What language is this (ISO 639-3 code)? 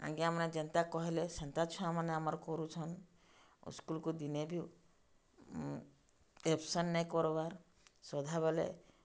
ori